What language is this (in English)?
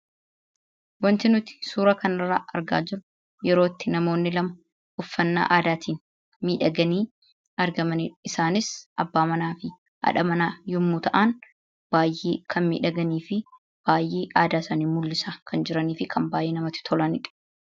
Oromo